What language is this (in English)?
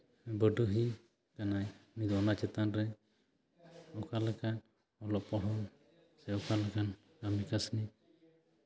Santali